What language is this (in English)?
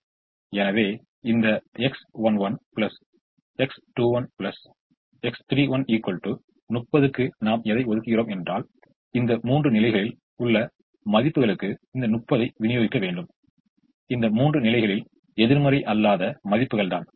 Tamil